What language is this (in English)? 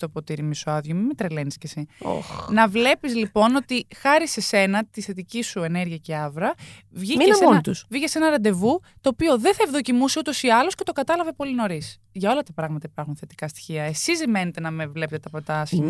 Greek